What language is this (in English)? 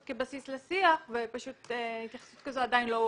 Hebrew